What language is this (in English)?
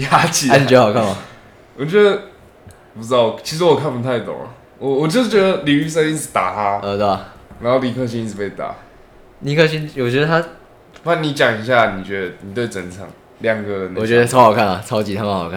Chinese